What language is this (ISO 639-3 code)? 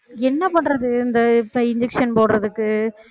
tam